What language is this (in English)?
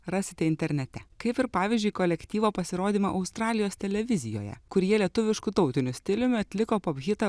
Lithuanian